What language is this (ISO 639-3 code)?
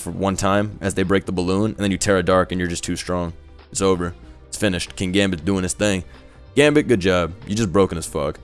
eng